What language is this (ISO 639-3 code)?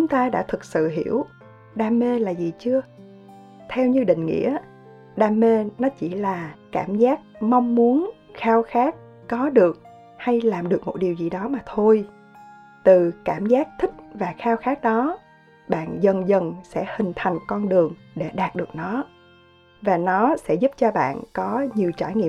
vie